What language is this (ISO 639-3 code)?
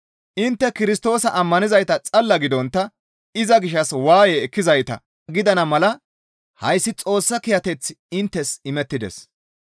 gmv